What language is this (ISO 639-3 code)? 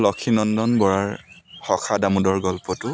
asm